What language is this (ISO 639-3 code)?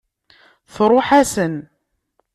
kab